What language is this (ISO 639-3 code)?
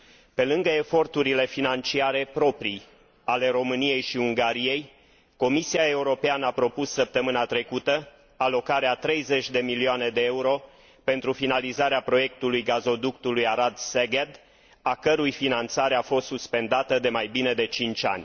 ron